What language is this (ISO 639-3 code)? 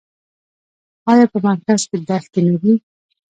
pus